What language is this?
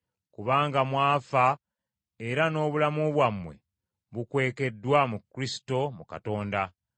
Ganda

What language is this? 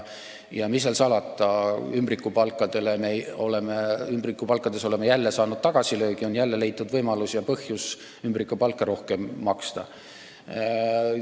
Estonian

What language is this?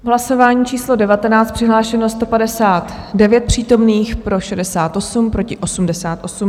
Czech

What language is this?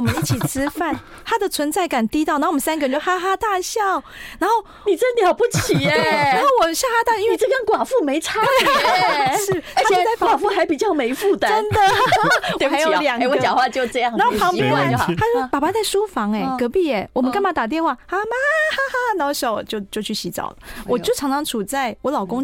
Chinese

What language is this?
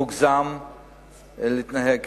Hebrew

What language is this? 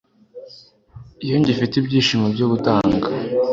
Kinyarwanda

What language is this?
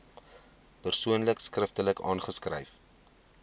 Afrikaans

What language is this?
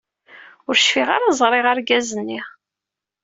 Kabyle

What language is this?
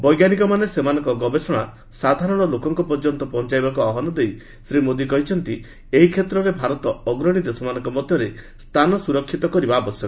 Odia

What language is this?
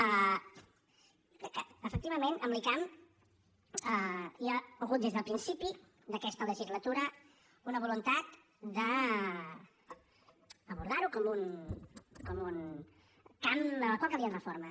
Catalan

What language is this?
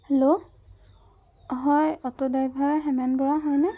Assamese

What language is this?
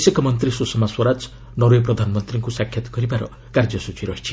Odia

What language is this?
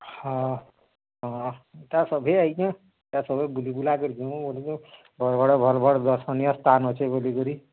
Odia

